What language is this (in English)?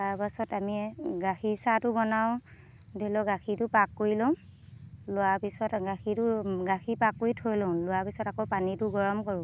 Assamese